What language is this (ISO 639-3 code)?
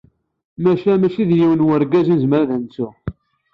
kab